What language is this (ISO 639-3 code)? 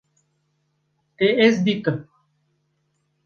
kur